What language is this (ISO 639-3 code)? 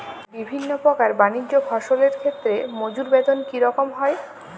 ben